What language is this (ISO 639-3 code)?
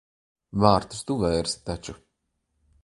lav